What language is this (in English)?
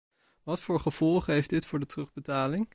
Dutch